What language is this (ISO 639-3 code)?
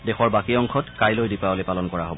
asm